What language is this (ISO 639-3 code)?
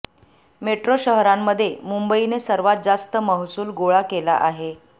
mar